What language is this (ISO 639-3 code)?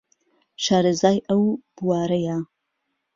ckb